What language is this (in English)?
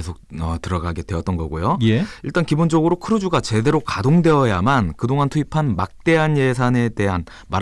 Korean